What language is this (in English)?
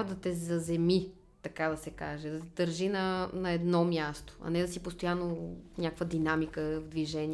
Bulgarian